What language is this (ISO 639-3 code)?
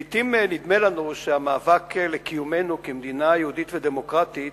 heb